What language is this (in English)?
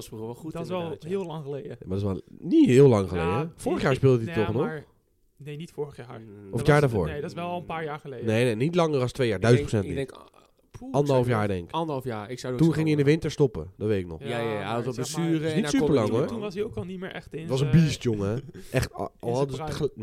Dutch